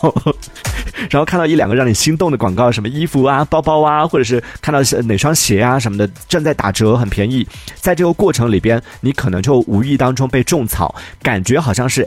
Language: Chinese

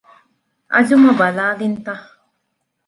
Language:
Divehi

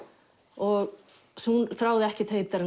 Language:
Icelandic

